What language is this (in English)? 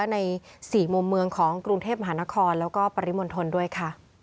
Thai